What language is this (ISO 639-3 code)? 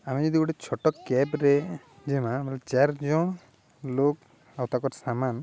ori